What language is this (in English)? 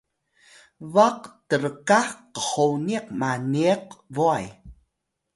Atayal